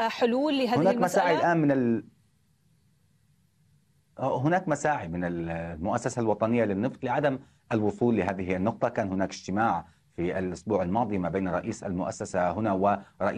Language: Arabic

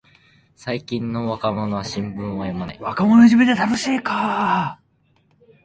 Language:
Japanese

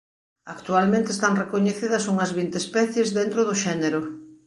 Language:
Galician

